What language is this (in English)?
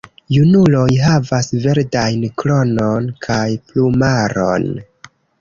Esperanto